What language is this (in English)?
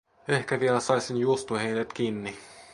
Finnish